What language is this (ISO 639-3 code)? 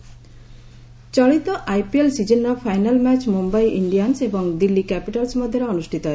ori